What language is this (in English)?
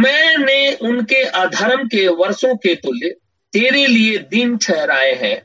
Hindi